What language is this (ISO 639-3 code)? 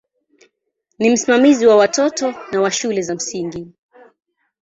swa